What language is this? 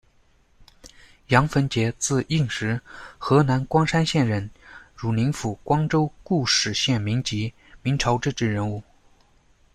Chinese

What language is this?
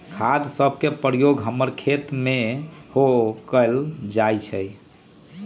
Magahi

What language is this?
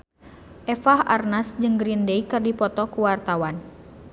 Sundanese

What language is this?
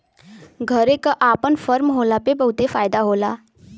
Bhojpuri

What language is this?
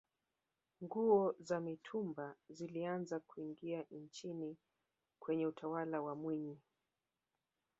Swahili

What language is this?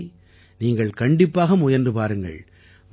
Tamil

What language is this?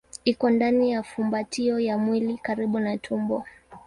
Swahili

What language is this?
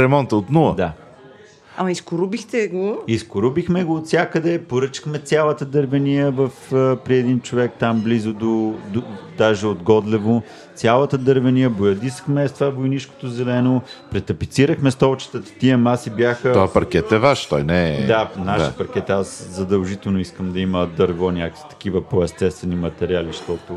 Bulgarian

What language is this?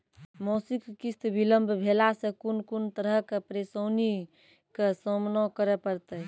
Maithili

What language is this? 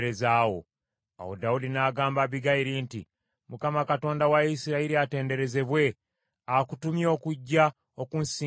Ganda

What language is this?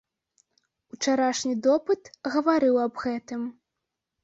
Belarusian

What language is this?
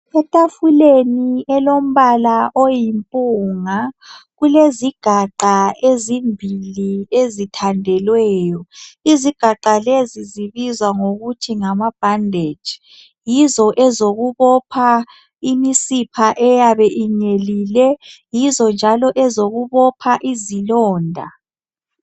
North Ndebele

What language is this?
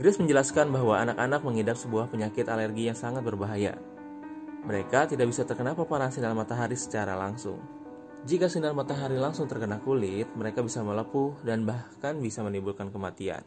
Indonesian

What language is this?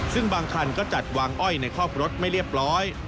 Thai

